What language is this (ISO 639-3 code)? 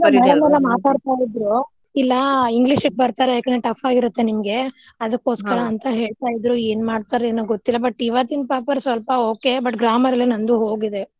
kan